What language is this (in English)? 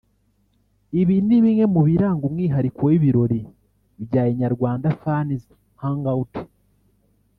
Kinyarwanda